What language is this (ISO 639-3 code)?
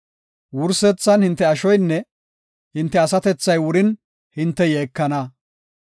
gof